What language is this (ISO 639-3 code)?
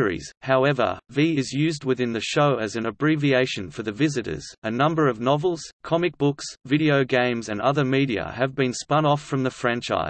eng